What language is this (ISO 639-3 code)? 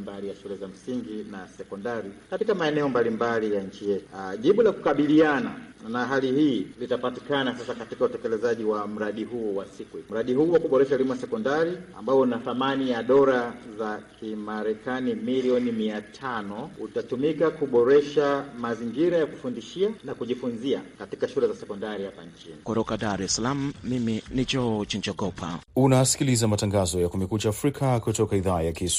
swa